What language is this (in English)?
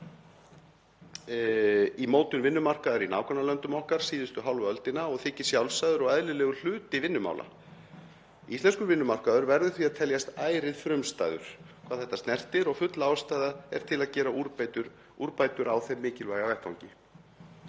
Icelandic